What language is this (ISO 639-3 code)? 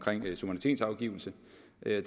dan